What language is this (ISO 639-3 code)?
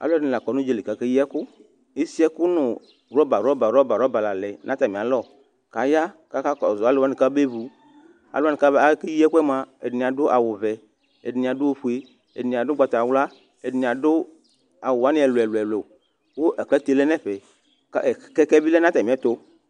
kpo